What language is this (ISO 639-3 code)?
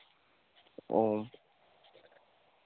sat